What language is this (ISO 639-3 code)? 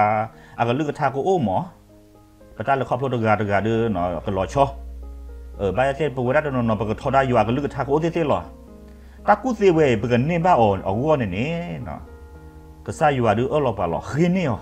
tha